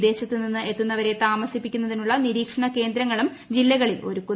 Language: Malayalam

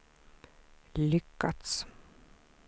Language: Swedish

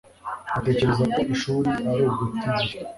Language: Kinyarwanda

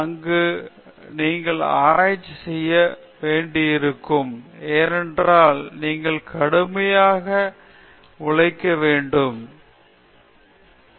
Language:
Tamil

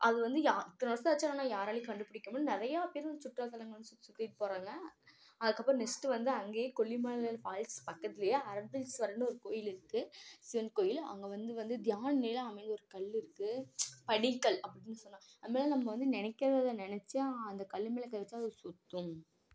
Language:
Tamil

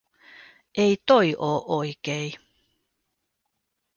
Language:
Finnish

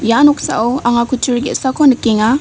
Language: Garo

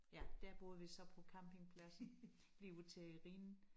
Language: Danish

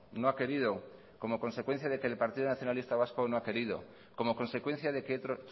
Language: Spanish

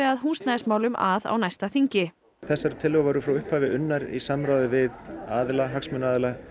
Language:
Icelandic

